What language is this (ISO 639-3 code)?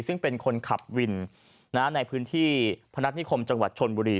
tha